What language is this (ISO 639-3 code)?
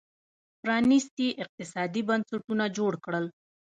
pus